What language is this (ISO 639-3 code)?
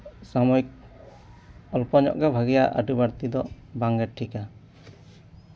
sat